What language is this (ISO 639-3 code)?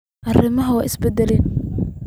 som